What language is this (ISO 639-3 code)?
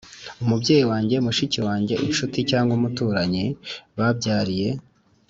kin